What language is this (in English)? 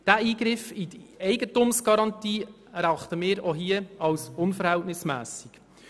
Swiss German